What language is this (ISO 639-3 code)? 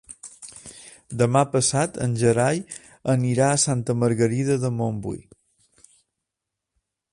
cat